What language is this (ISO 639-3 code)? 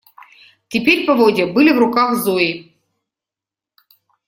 rus